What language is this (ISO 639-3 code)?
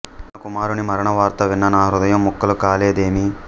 tel